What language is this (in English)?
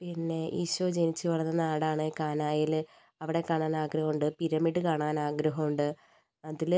Malayalam